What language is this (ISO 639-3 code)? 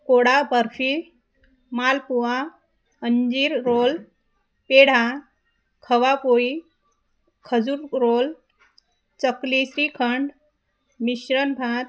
mar